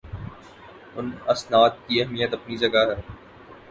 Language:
Urdu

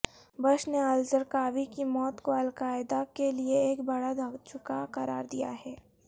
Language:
Urdu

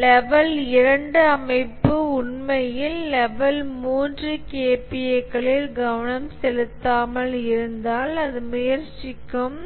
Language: Tamil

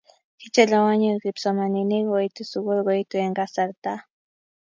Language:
Kalenjin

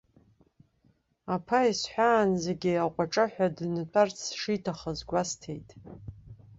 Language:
Abkhazian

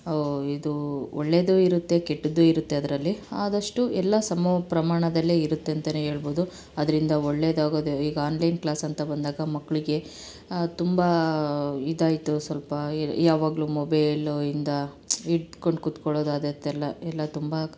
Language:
Kannada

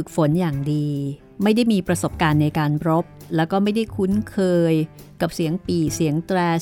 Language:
Thai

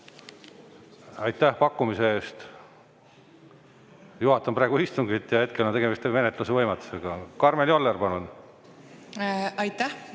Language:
Estonian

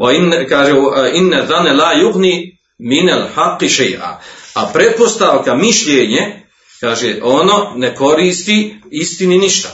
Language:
Croatian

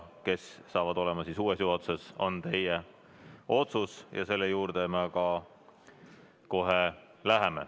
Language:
Estonian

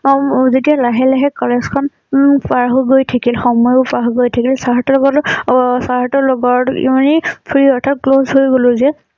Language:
Assamese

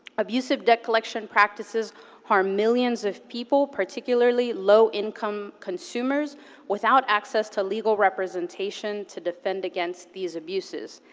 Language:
English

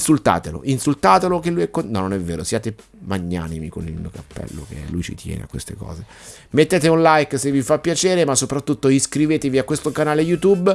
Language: Italian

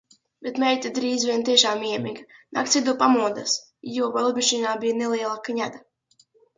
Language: Latvian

